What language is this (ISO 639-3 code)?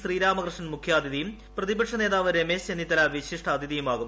mal